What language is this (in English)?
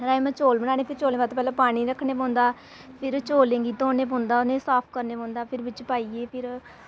Dogri